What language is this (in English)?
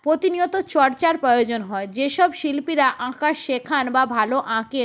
Bangla